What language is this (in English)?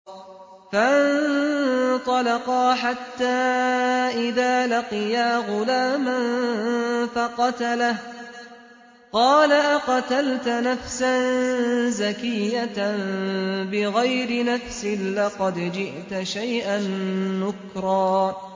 Arabic